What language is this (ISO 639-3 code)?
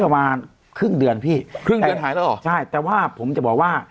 tha